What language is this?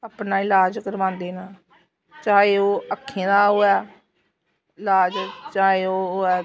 Dogri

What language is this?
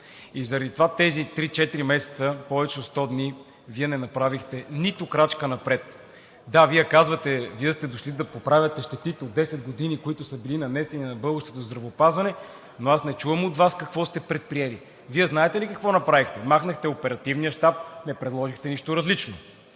Bulgarian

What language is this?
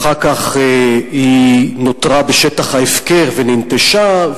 Hebrew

